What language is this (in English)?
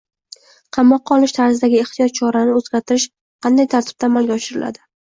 Uzbek